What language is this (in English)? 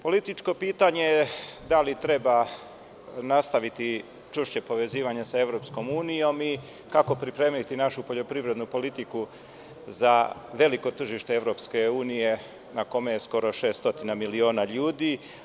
Serbian